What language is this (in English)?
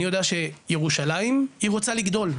Hebrew